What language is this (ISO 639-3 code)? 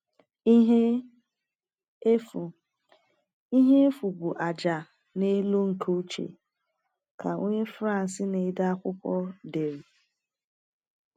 ibo